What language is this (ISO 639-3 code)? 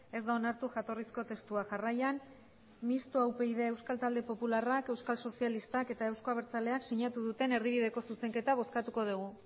eus